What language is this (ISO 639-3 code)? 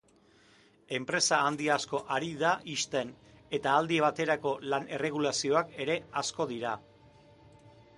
eus